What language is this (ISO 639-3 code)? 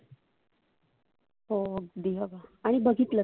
mar